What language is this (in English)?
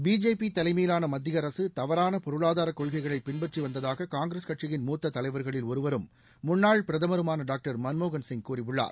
Tamil